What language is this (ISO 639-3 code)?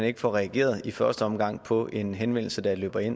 dan